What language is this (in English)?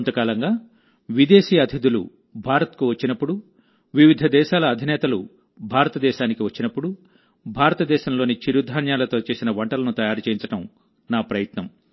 Telugu